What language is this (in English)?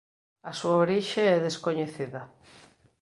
Galician